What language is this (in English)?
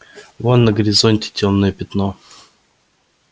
Russian